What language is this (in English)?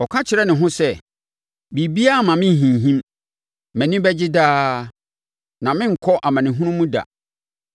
Akan